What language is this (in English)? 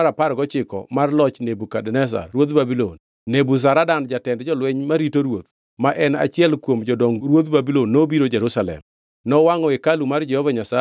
Luo (Kenya and Tanzania)